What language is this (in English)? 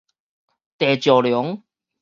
Min Nan Chinese